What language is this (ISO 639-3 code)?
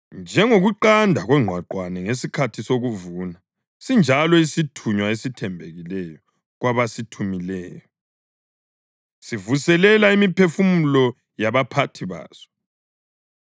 nde